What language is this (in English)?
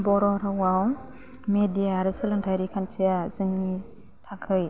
Bodo